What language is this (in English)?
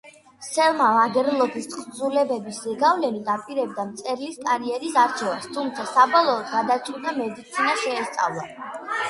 Georgian